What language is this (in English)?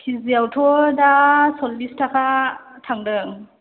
Bodo